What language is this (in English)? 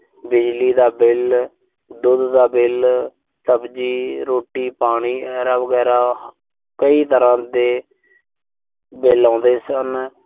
Punjabi